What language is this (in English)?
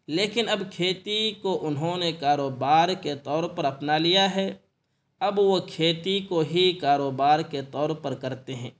Urdu